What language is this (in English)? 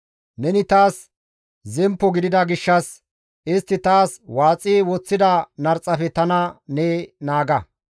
Gamo